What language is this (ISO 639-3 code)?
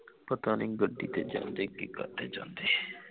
pan